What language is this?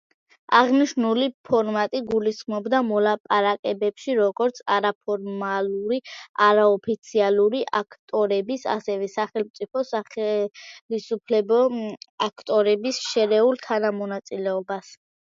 Georgian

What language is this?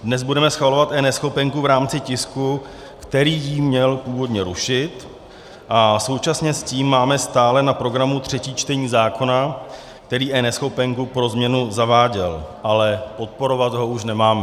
Czech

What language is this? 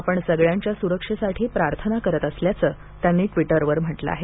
Marathi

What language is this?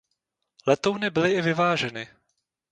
Czech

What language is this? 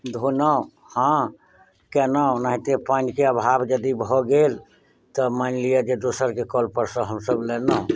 Maithili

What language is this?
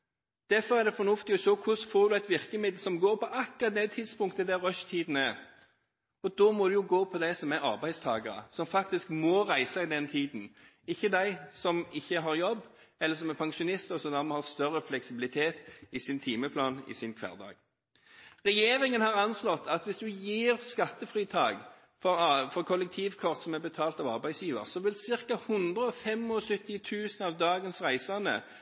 Norwegian Bokmål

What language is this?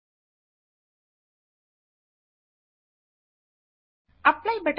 Telugu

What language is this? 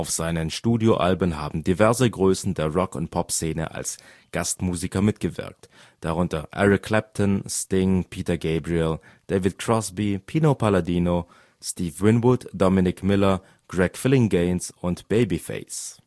German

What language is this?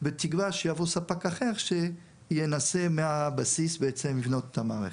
Hebrew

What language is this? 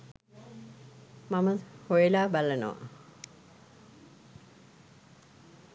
Sinhala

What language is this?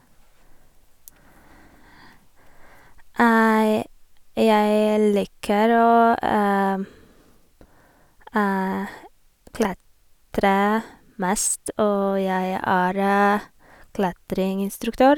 Norwegian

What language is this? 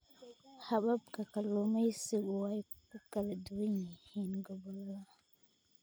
Somali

